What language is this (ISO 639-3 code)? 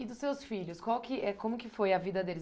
por